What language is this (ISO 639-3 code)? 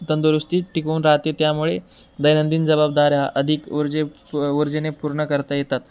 mar